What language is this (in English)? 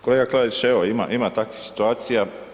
Croatian